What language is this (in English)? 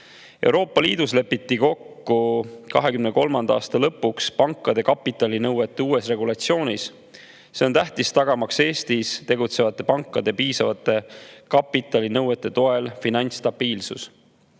Estonian